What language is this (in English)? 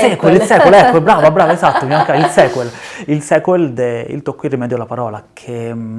Italian